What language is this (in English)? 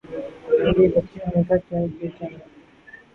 Urdu